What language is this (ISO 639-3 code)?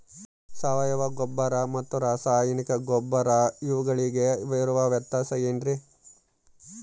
kan